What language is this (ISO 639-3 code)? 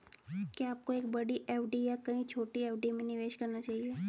hin